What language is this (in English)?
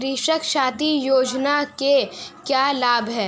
Hindi